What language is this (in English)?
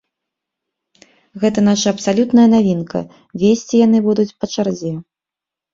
Belarusian